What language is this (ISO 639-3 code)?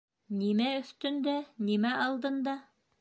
bak